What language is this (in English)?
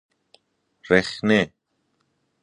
Persian